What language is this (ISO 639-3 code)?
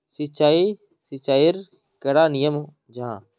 mag